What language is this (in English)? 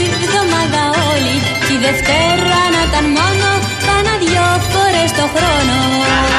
Greek